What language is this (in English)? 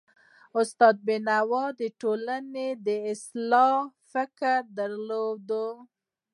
Pashto